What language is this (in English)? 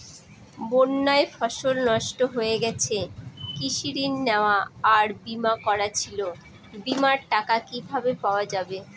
Bangla